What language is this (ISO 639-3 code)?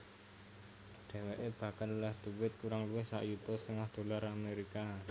jav